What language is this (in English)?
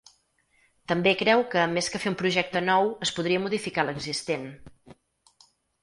Catalan